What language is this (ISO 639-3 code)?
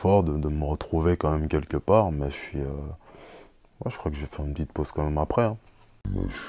fra